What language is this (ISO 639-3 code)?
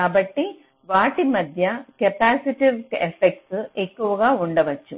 tel